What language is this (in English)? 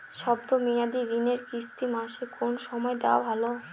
Bangla